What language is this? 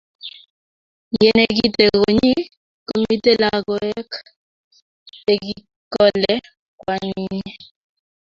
Kalenjin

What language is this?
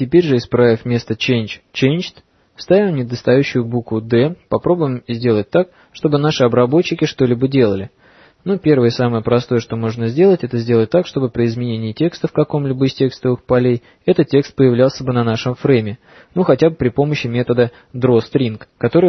Russian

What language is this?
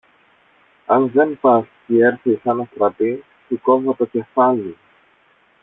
Greek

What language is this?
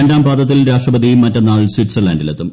Malayalam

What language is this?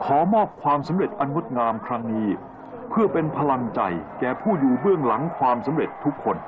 Thai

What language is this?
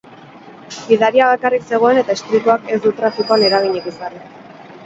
Basque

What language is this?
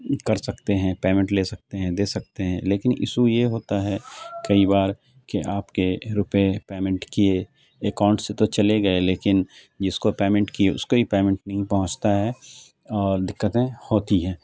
Urdu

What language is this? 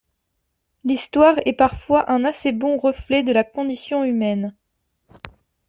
French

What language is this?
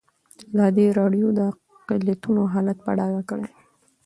Pashto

